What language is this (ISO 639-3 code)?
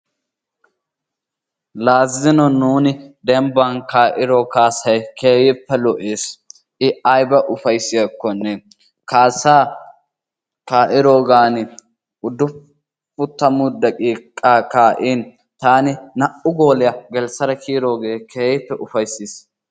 wal